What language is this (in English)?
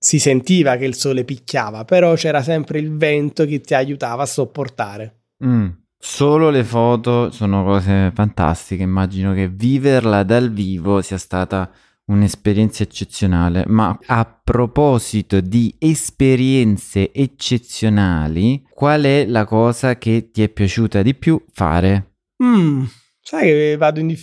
Italian